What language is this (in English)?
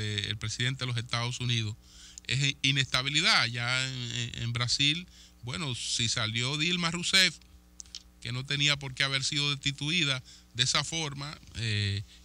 Spanish